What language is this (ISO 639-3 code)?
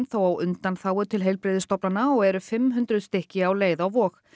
isl